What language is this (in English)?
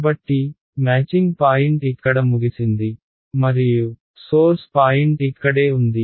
Telugu